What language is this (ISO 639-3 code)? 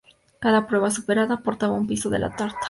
spa